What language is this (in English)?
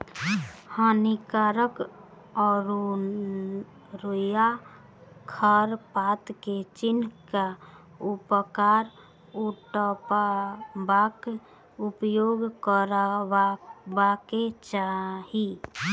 Maithili